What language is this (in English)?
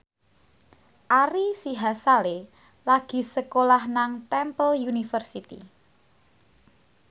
Javanese